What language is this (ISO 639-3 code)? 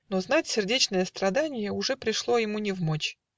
rus